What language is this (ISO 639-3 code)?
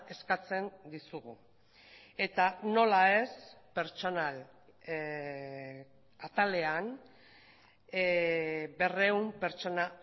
eus